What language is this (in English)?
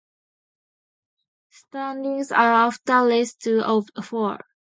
English